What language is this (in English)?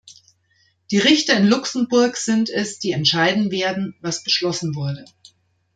German